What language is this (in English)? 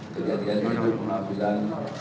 Indonesian